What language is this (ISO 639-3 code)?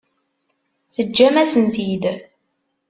kab